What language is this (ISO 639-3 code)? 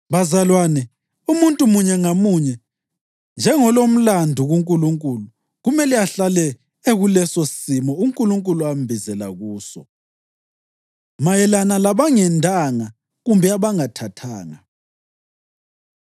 nde